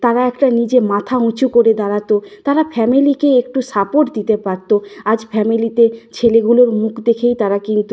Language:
Bangla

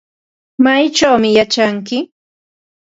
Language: Ambo-Pasco Quechua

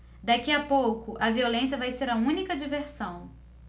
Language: Portuguese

